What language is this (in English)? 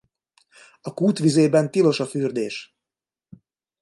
Hungarian